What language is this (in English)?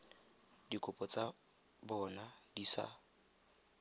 Tswana